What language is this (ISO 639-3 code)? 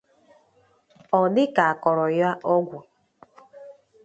ibo